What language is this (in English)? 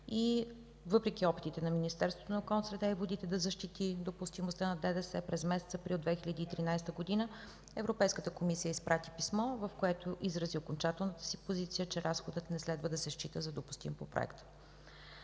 Bulgarian